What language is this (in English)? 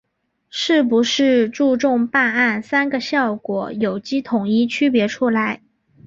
Chinese